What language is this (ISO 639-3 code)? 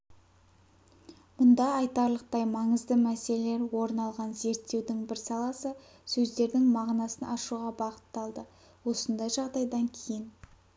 kaz